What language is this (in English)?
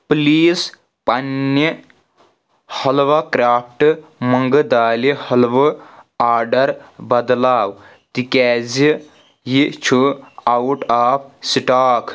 Kashmiri